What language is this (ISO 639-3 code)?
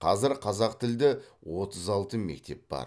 kaz